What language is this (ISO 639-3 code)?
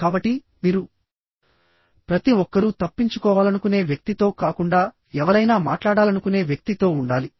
tel